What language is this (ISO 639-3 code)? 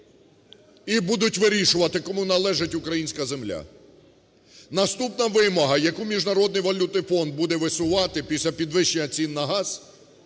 ukr